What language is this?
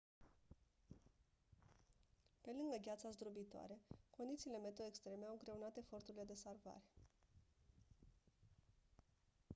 Romanian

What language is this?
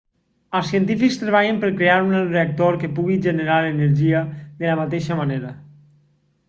Catalan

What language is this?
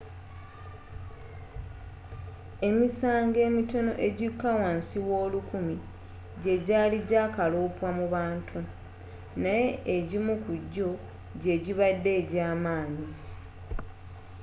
Ganda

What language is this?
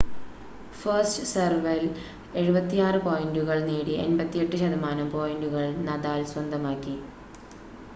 Malayalam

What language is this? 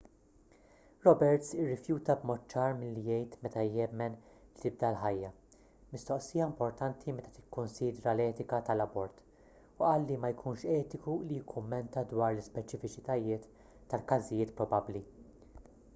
Maltese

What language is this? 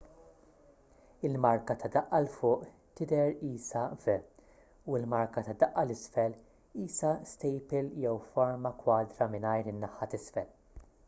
Maltese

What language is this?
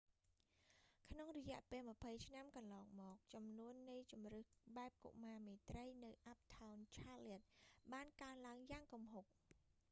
Khmer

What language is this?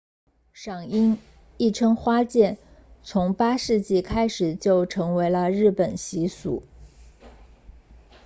Chinese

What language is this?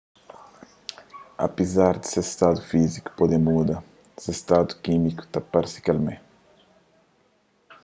Kabuverdianu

